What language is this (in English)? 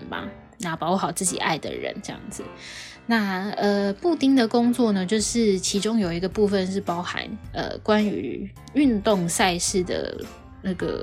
Chinese